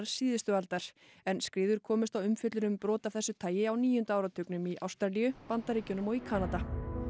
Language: Icelandic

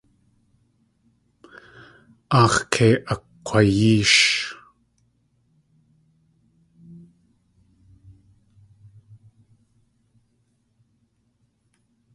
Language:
Tlingit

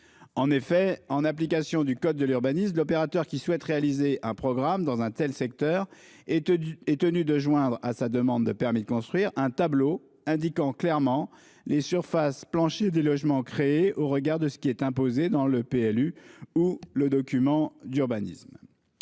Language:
French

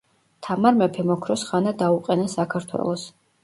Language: Georgian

